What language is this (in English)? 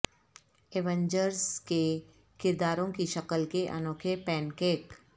Urdu